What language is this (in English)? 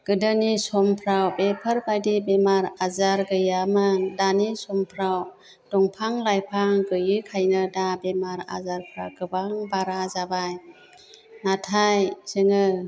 Bodo